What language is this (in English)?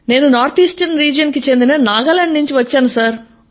Telugu